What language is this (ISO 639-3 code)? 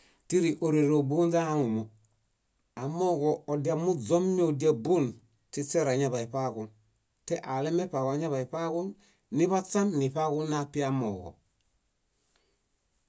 bda